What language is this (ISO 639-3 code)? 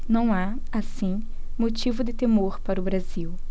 por